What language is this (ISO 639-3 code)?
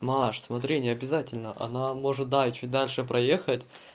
rus